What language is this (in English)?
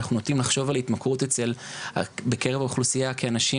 Hebrew